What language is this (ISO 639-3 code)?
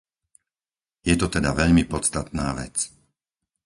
slk